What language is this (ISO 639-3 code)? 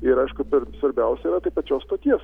lit